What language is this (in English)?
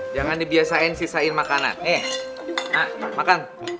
Indonesian